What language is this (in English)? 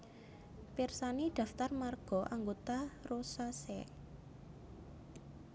Javanese